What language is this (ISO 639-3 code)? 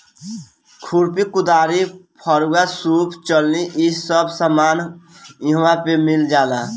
bho